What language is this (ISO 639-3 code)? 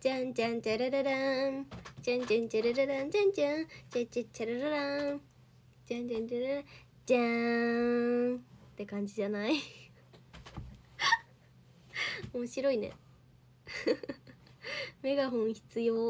jpn